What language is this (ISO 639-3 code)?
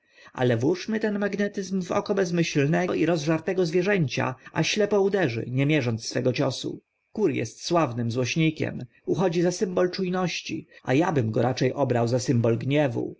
pol